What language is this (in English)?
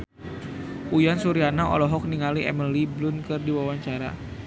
Sundanese